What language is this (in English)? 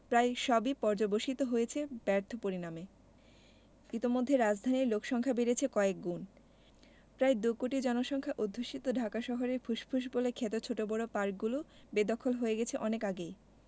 Bangla